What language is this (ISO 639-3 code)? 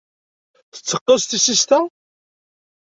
kab